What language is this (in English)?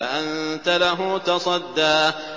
Arabic